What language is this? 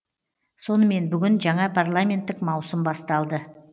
Kazakh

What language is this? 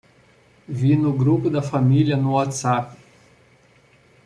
Portuguese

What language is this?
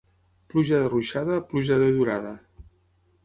Catalan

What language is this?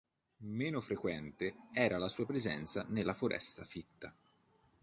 Italian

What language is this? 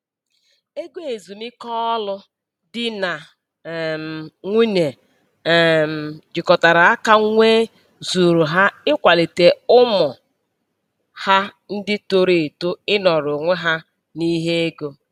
Igbo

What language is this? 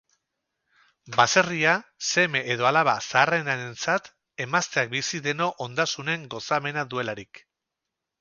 Basque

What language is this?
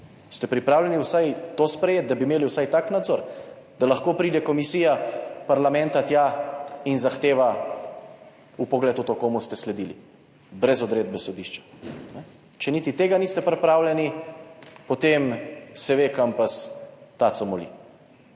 Slovenian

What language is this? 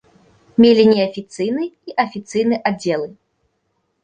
Belarusian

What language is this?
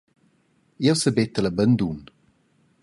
Romansh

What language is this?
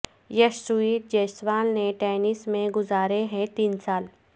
Urdu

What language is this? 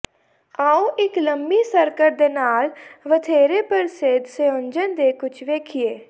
Punjabi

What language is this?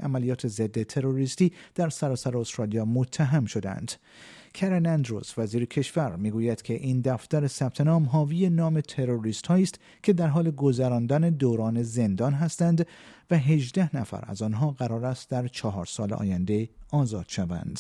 Persian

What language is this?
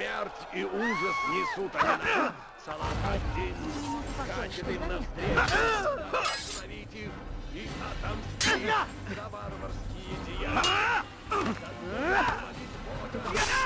Russian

